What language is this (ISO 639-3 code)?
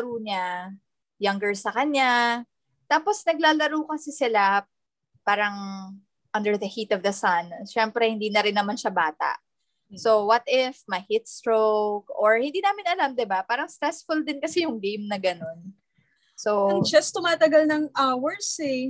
fil